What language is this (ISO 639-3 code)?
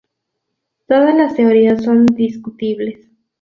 spa